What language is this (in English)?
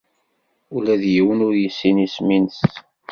Kabyle